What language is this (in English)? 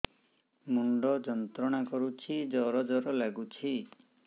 Odia